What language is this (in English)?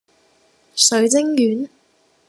Cantonese